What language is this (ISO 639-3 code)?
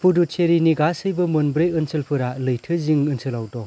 brx